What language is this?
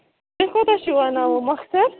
Kashmiri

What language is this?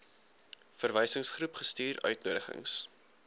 Afrikaans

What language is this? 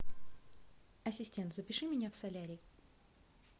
Russian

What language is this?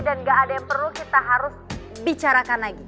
Indonesian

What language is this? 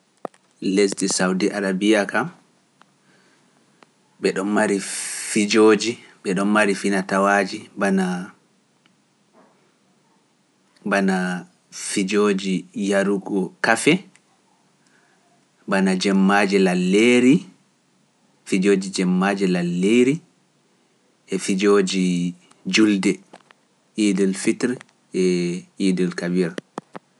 Pular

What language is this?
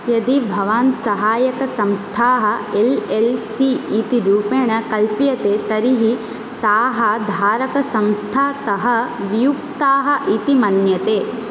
Sanskrit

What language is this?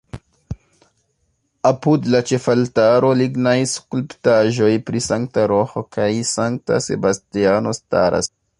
Esperanto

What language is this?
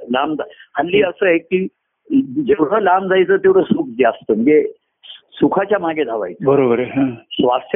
Marathi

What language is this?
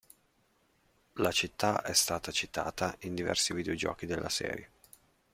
Italian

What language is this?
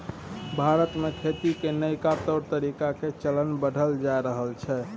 Maithili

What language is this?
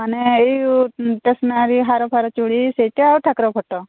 Odia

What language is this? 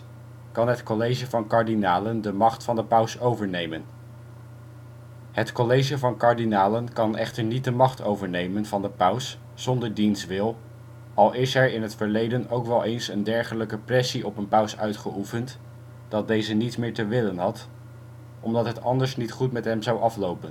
Dutch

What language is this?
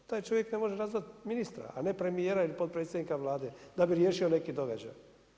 Croatian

